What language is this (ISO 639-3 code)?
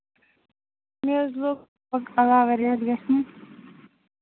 kas